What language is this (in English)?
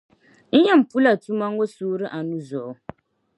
Dagbani